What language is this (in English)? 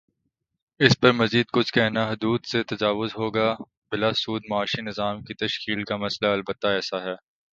Urdu